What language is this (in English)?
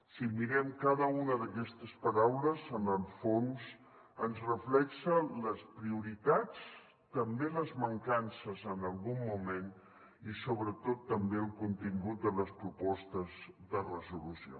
Catalan